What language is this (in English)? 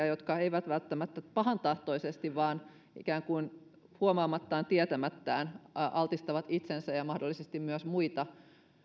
Finnish